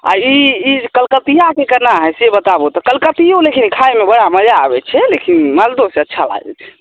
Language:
Maithili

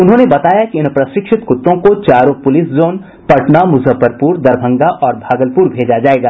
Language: Hindi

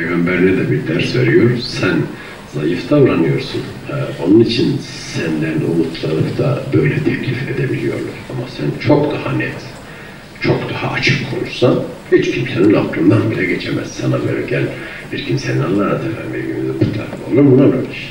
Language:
Turkish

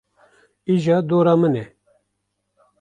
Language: Kurdish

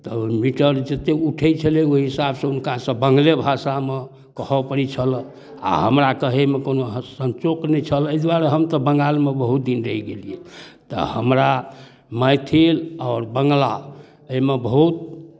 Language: Maithili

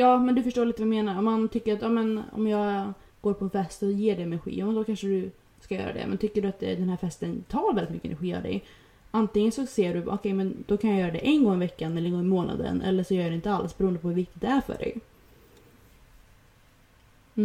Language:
Swedish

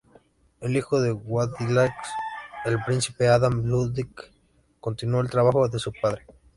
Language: Spanish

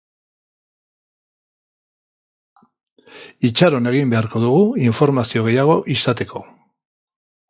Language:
Basque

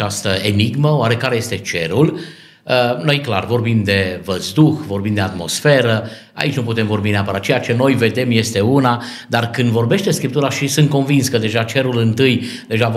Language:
Romanian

